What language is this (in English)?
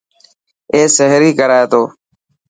Dhatki